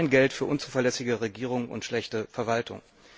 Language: German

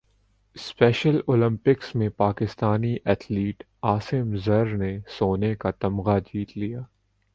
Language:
Urdu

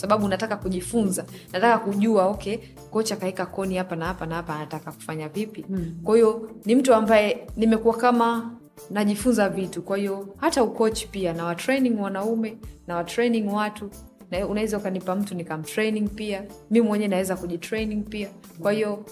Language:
Swahili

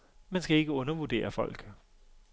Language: Danish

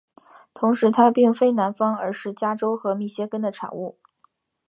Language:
Chinese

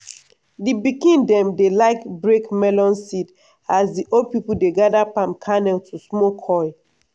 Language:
Nigerian Pidgin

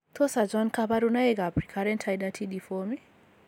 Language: Kalenjin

